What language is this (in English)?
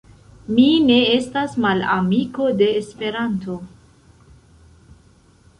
Esperanto